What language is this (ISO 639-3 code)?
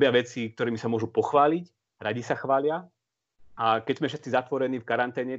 slk